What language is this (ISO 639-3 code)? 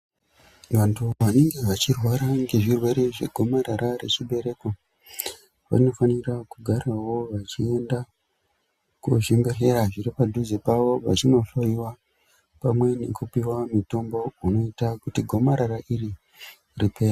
ndc